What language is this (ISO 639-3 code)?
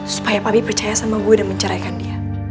ind